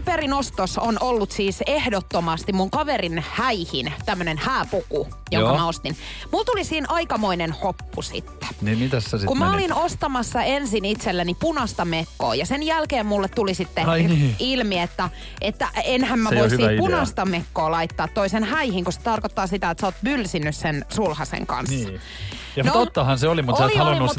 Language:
Finnish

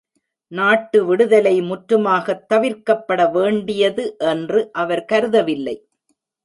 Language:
Tamil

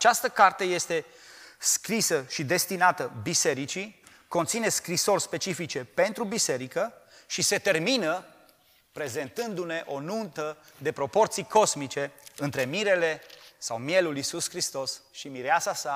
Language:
Romanian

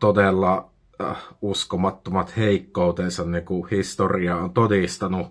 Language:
Finnish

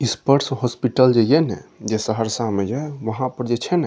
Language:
Maithili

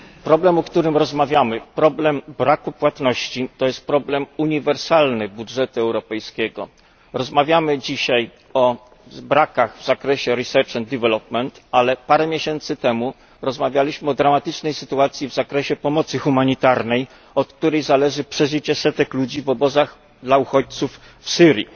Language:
Polish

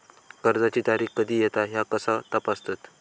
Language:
Marathi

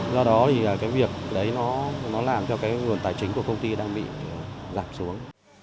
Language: Vietnamese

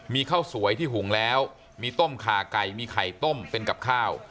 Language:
Thai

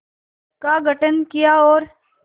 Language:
Hindi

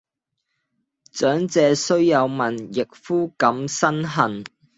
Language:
Cantonese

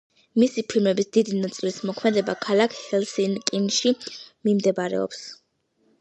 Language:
Georgian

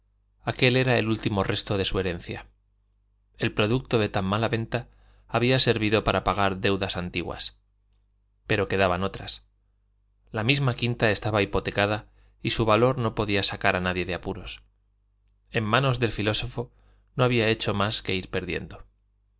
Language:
Spanish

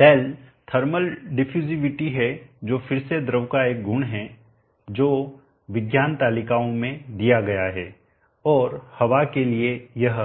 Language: Hindi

